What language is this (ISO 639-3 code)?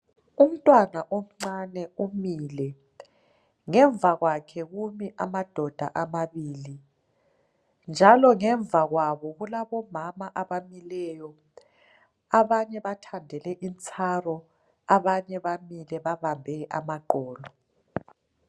nde